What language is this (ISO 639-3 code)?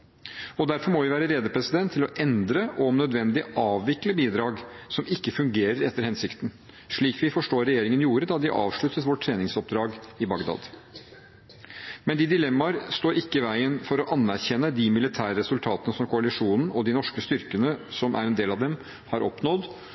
nob